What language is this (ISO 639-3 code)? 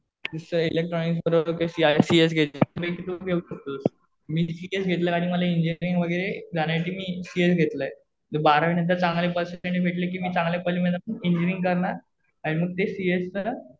mar